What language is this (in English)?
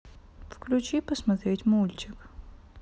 Russian